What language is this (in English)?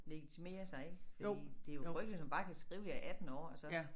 Danish